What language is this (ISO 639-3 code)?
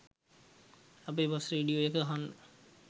sin